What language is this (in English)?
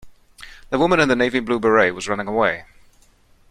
English